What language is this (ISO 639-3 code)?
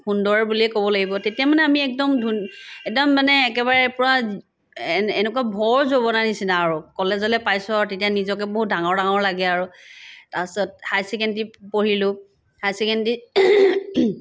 asm